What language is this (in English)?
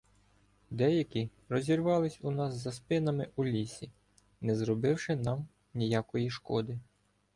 Ukrainian